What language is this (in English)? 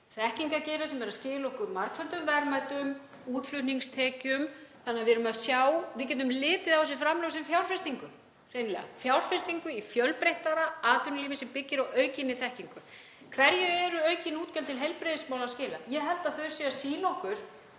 Icelandic